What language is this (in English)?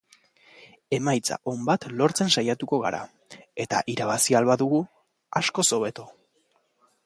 Basque